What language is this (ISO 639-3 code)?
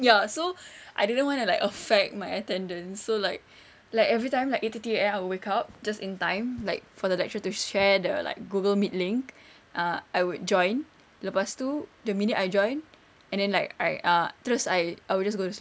eng